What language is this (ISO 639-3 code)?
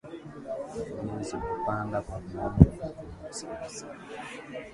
swa